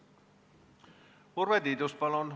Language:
Estonian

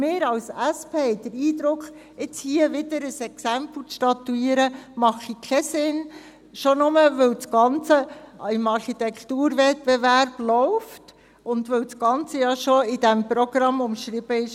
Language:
Swiss German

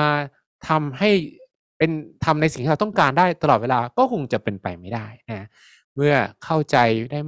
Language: Thai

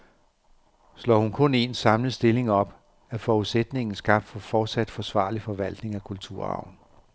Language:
Danish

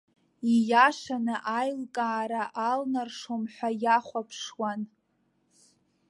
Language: Abkhazian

